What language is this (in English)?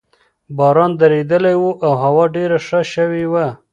Pashto